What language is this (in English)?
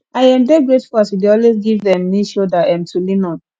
Nigerian Pidgin